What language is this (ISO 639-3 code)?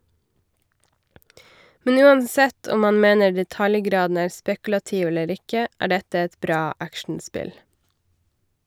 nor